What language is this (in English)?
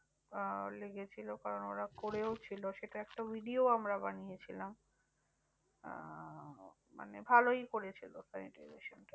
Bangla